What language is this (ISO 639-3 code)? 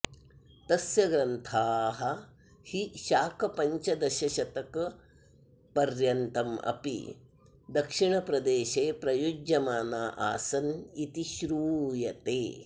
san